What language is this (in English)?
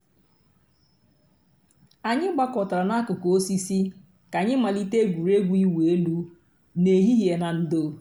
Igbo